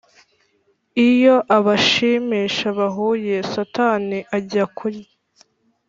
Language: Kinyarwanda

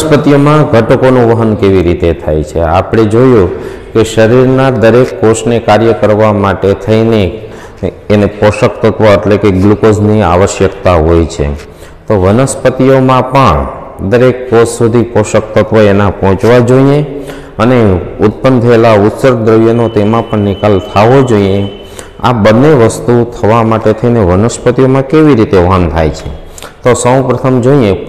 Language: Hindi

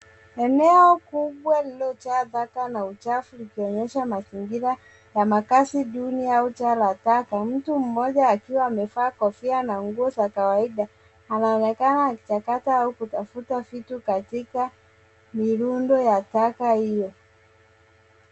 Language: Swahili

